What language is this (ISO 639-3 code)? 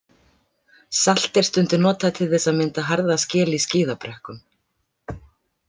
isl